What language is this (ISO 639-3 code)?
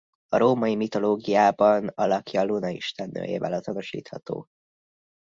hun